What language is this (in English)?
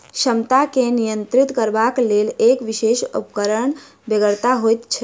Maithili